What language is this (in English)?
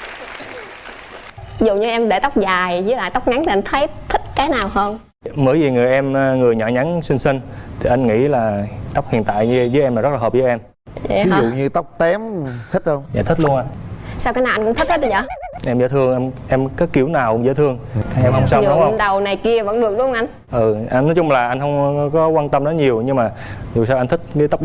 Vietnamese